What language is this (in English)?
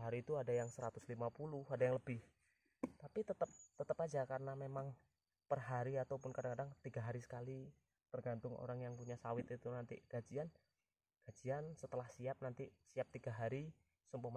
Indonesian